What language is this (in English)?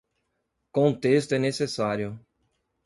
Portuguese